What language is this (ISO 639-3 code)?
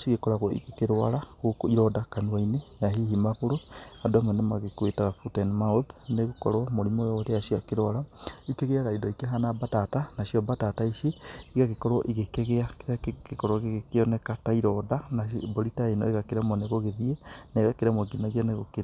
kik